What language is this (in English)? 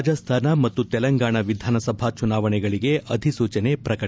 Kannada